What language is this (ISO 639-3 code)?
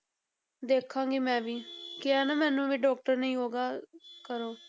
pan